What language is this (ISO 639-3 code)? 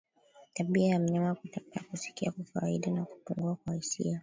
swa